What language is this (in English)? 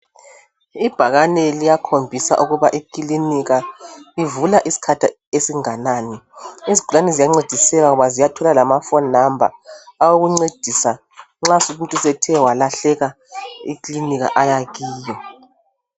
North Ndebele